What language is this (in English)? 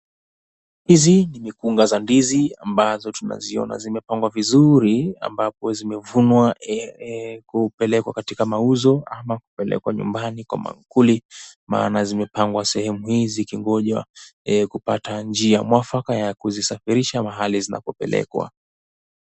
Swahili